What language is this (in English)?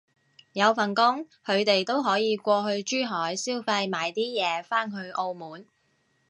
Cantonese